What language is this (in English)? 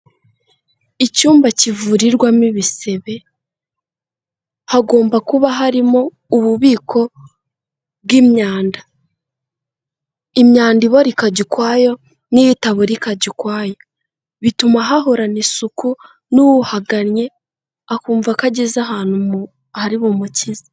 Kinyarwanda